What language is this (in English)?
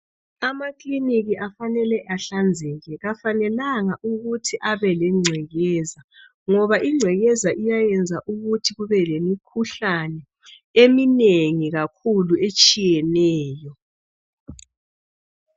North Ndebele